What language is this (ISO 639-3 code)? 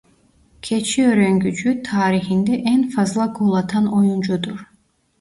tur